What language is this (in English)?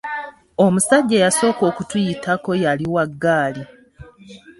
Ganda